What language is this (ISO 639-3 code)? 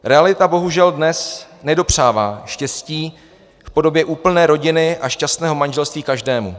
ces